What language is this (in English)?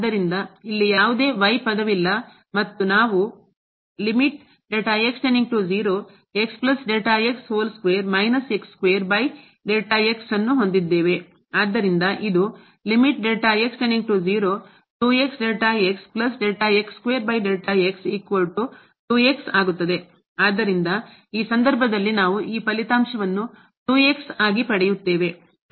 Kannada